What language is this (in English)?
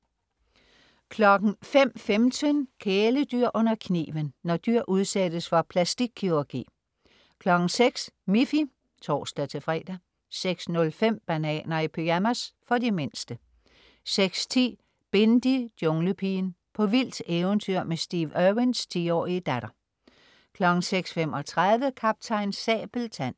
Danish